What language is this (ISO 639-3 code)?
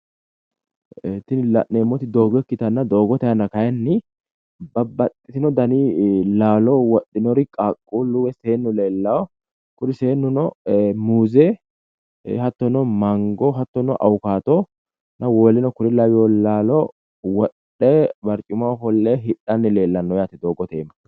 sid